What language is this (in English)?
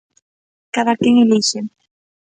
Galician